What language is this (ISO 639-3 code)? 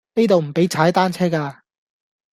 yue